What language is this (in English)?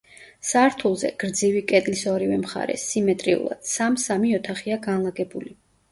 Georgian